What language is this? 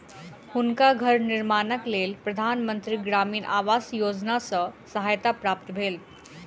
Maithili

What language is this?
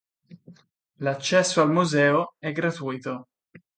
Italian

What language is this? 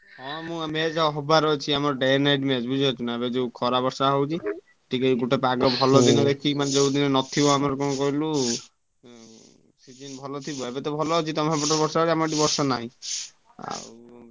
Odia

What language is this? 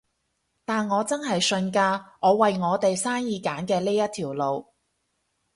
Cantonese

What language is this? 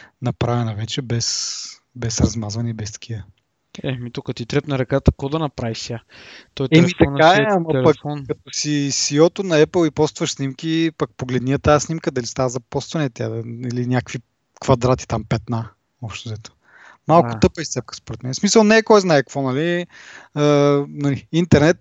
Bulgarian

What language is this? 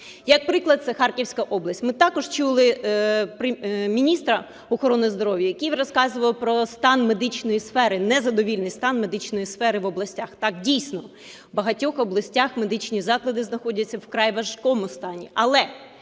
Ukrainian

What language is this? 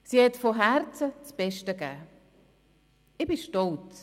Swiss German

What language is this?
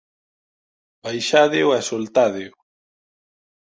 Galician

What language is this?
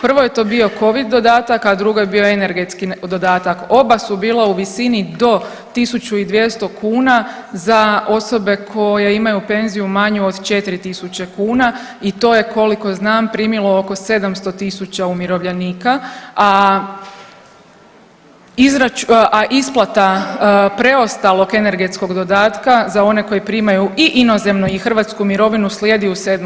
Croatian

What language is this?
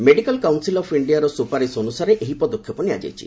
Odia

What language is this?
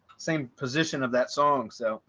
English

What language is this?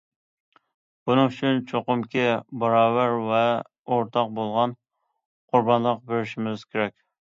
Uyghur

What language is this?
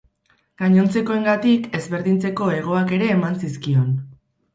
Basque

